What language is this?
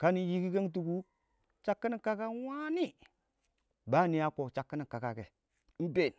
Awak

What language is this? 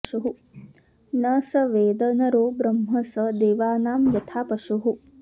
Sanskrit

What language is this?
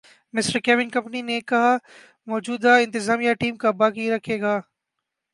Urdu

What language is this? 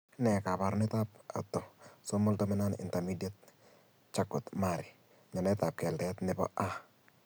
Kalenjin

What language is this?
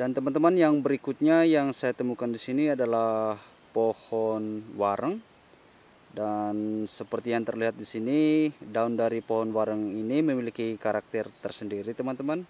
Indonesian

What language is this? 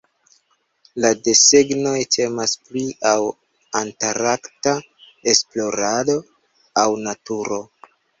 Esperanto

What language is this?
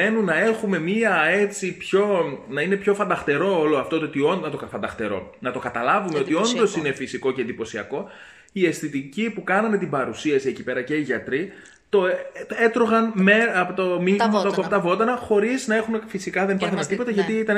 Greek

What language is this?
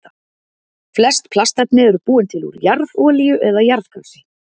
Icelandic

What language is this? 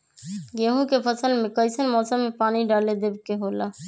Magahi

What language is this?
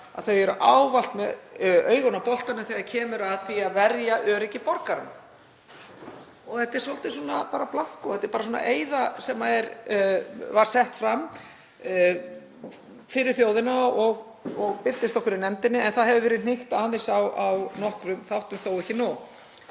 Icelandic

